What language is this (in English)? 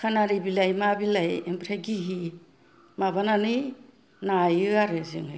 Bodo